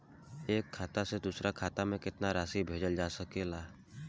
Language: Bhojpuri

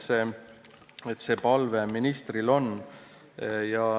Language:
Estonian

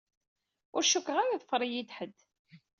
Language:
Kabyle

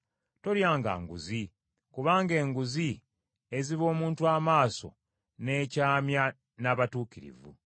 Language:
Ganda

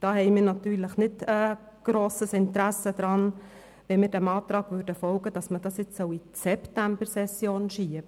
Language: Swiss German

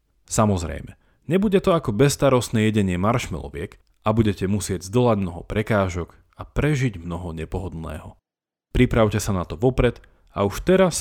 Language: Slovak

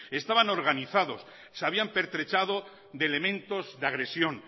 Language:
Spanish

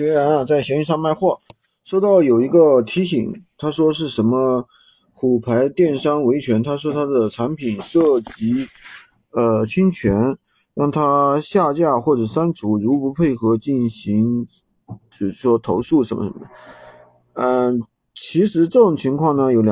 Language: Chinese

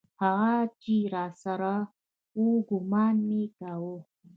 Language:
Pashto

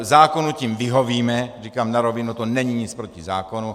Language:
Czech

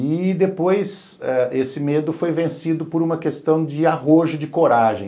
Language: Portuguese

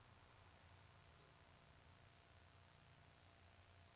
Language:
Danish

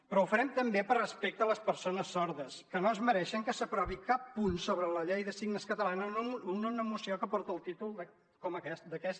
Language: Catalan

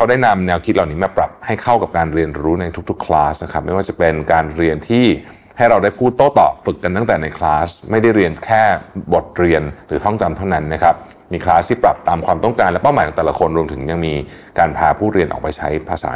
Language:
Thai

